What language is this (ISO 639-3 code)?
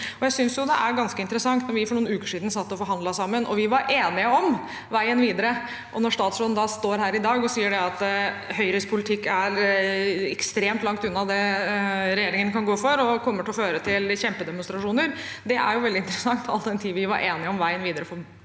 nor